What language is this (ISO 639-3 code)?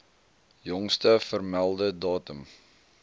afr